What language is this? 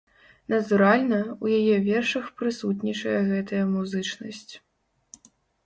Belarusian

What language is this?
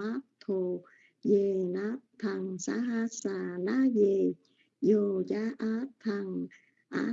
Vietnamese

